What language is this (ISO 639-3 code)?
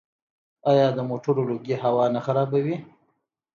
pus